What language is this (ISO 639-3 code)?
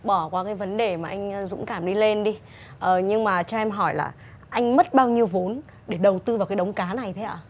vie